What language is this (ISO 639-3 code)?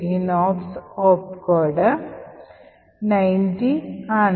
mal